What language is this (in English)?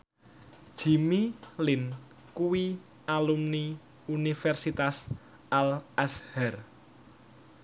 Javanese